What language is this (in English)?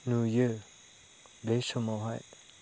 Bodo